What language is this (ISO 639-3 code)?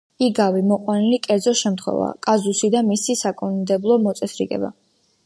kat